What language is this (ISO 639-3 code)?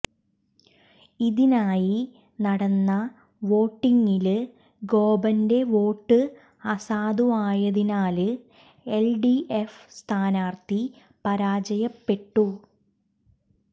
mal